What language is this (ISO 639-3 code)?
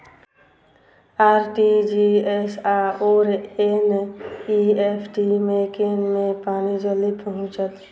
mai